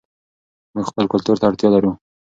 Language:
Pashto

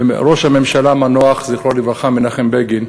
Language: Hebrew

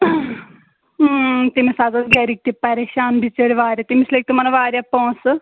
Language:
Kashmiri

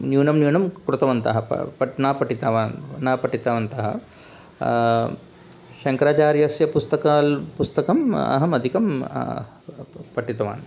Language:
Sanskrit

